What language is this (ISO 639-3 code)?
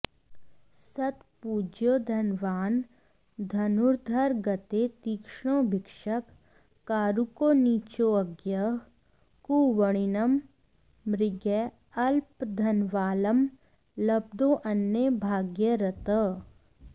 san